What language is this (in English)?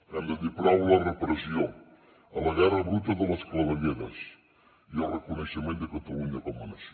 Catalan